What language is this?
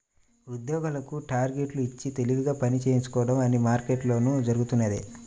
Telugu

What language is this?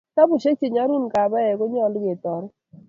Kalenjin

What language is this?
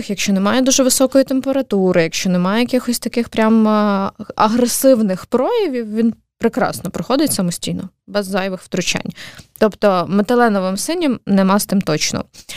Ukrainian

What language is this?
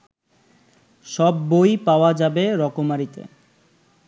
Bangla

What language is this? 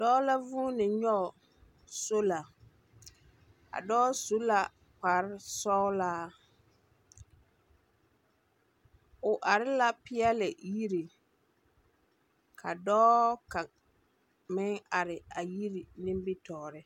Southern Dagaare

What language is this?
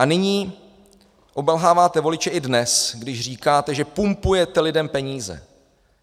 Czech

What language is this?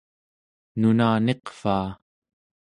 Central Yupik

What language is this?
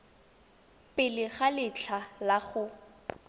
Tswana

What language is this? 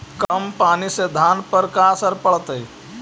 Magahi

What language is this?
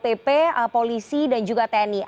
Indonesian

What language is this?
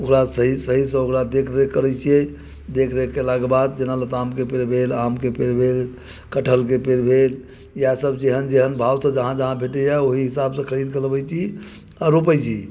Maithili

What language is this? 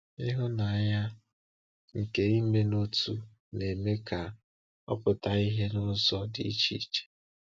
Igbo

